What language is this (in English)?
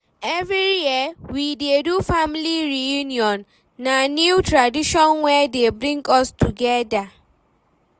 Nigerian Pidgin